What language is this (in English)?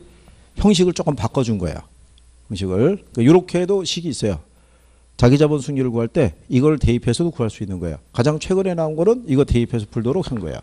Korean